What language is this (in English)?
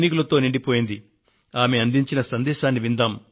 Telugu